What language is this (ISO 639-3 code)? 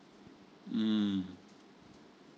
eng